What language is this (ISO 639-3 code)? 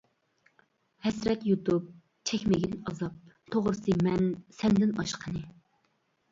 uig